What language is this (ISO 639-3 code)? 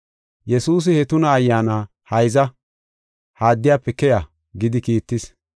gof